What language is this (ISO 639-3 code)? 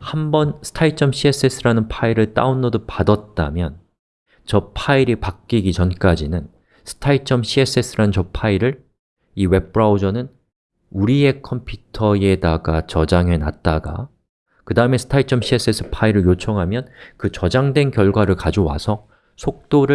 kor